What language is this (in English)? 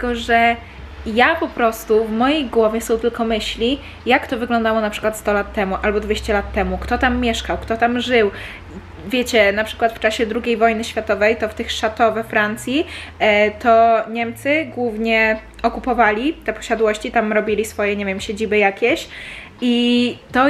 Polish